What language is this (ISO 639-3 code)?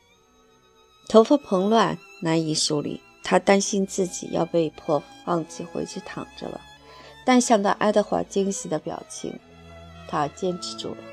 zho